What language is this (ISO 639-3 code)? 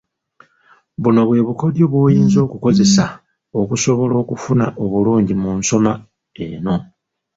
lug